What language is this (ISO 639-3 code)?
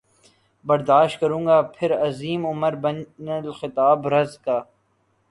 urd